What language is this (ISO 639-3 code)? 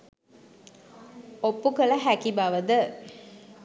sin